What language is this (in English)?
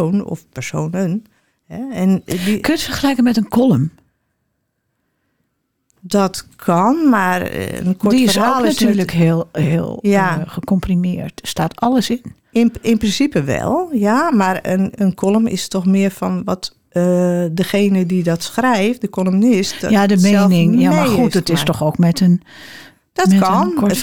Dutch